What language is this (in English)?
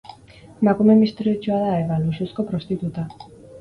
Basque